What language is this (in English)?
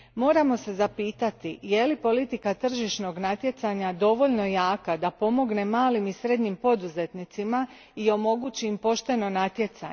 Croatian